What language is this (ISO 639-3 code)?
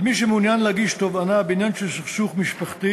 heb